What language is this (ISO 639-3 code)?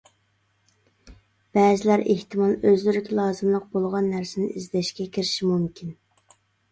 uig